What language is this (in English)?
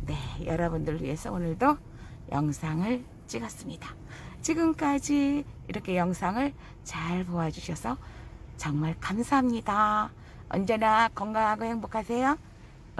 Korean